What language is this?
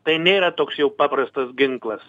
Lithuanian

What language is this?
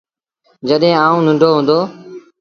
Sindhi Bhil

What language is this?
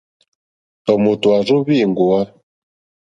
Mokpwe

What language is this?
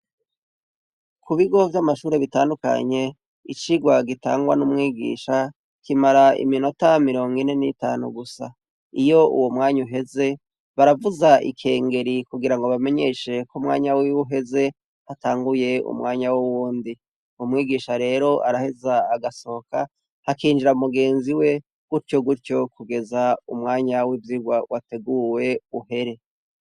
Rundi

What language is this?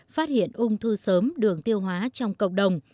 Vietnamese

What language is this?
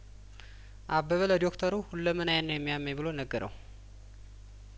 Amharic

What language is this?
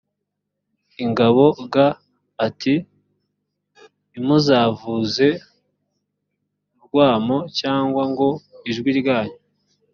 Kinyarwanda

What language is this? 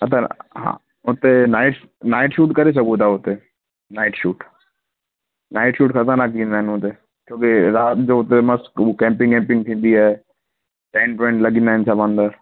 Sindhi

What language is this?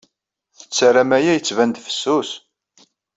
Kabyle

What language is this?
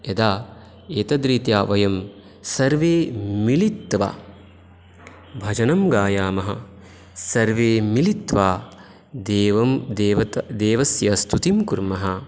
Sanskrit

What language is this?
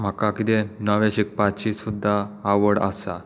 Konkani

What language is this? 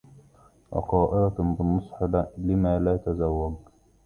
Arabic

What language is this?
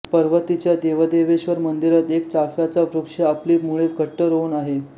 Marathi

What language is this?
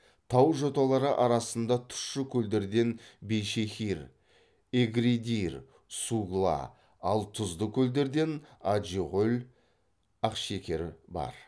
Kazakh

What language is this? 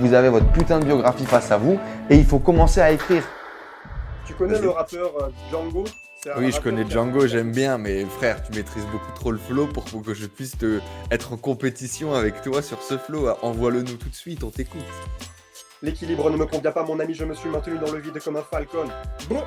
French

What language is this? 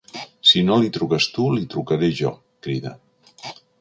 Catalan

